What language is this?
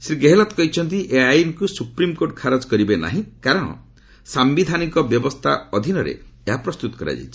Odia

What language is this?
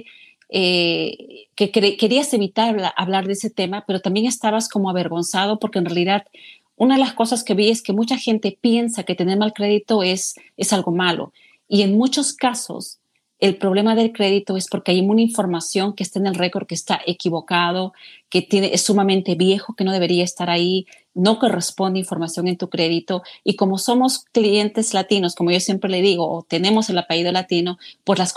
Spanish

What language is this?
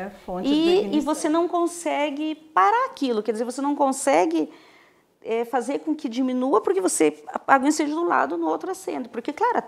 Portuguese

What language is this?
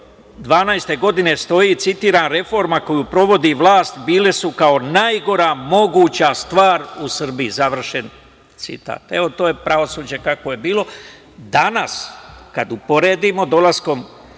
Serbian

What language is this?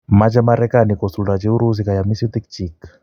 Kalenjin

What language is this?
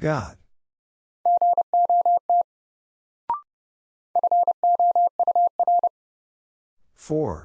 English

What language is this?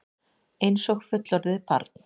Icelandic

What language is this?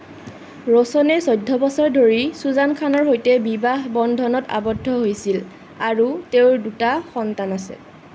Assamese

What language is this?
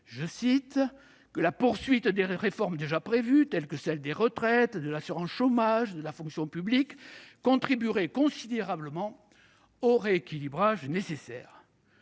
French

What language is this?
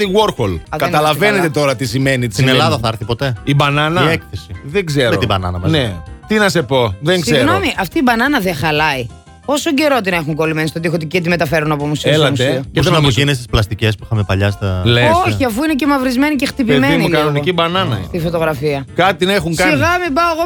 Greek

